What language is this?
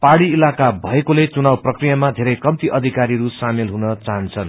Nepali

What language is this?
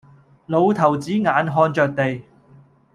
Cantonese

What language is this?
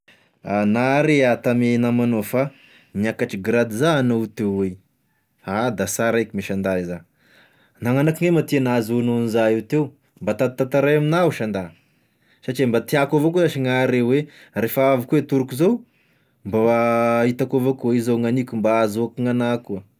Tesaka Malagasy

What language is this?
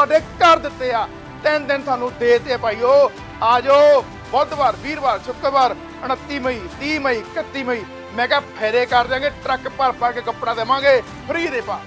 Punjabi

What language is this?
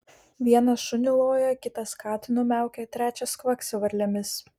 Lithuanian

